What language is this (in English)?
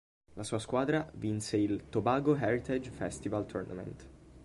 Italian